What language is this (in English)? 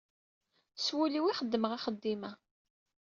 Kabyle